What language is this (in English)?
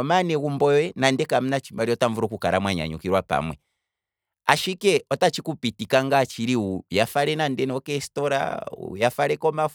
Kwambi